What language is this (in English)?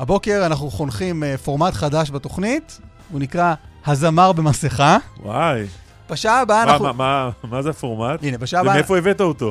Hebrew